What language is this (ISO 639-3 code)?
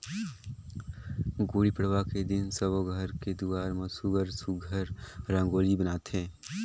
hne